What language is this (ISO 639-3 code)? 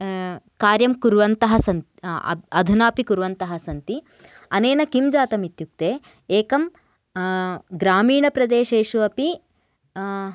san